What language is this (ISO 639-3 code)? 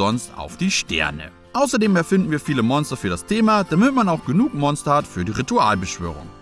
deu